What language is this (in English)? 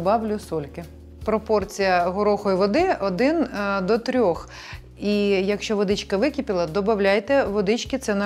Ukrainian